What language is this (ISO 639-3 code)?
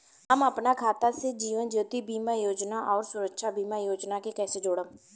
bho